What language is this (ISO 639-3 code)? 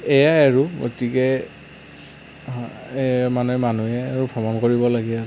asm